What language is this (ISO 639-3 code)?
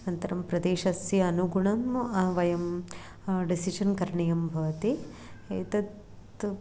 san